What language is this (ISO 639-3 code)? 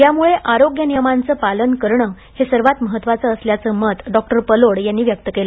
mar